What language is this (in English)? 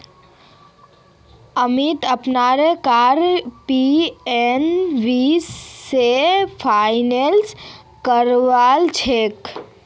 Magahi